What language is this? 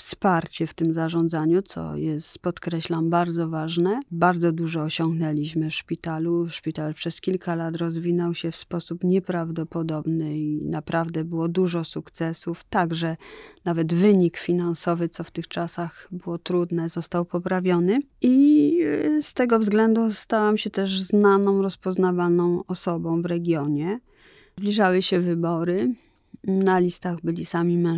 Polish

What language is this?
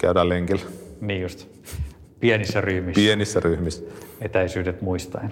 Finnish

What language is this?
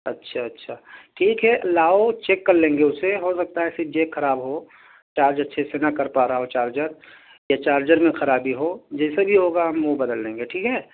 Urdu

